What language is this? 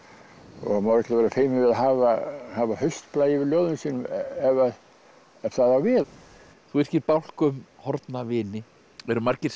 Icelandic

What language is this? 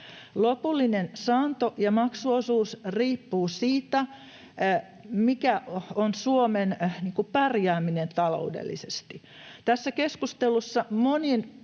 Finnish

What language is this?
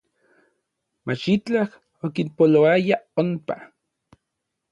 Orizaba Nahuatl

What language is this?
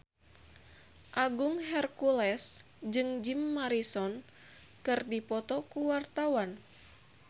Sundanese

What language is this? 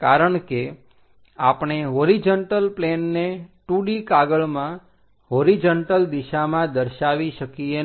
Gujarati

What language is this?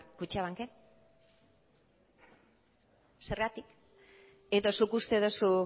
Basque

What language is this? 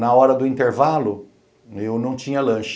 Portuguese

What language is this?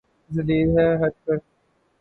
Urdu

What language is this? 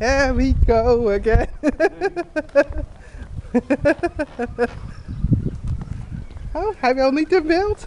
Dutch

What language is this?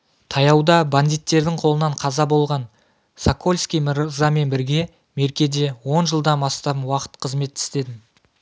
Kazakh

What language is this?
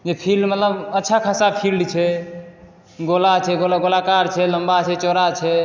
Maithili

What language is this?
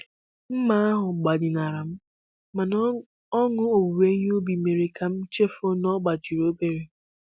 Igbo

